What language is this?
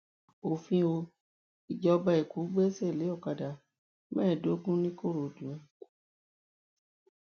Yoruba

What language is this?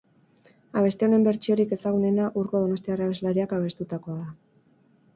Basque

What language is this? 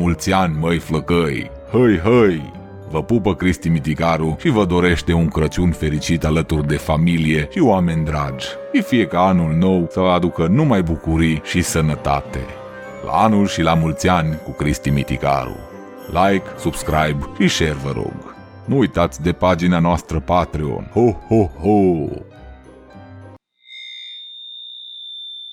Romanian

